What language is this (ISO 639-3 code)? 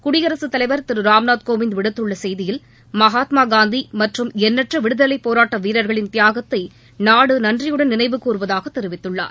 tam